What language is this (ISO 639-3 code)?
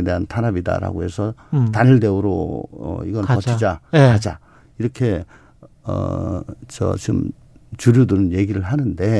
kor